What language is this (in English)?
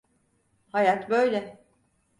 Turkish